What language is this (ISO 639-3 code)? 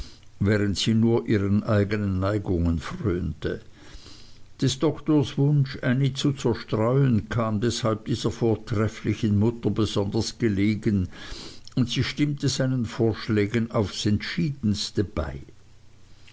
deu